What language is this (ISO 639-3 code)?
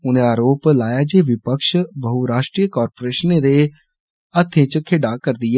doi